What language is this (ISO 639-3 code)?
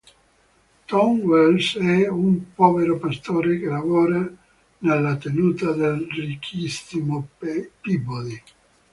ita